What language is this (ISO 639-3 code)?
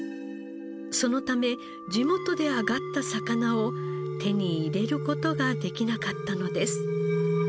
jpn